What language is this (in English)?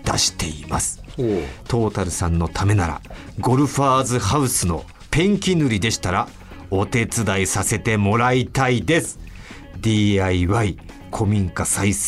Japanese